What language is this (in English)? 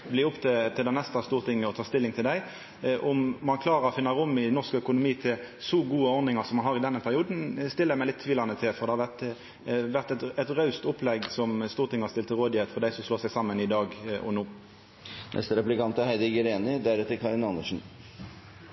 Norwegian Nynorsk